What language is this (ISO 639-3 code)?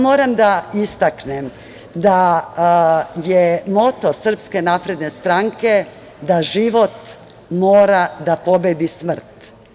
srp